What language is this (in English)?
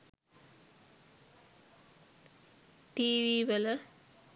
Sinhala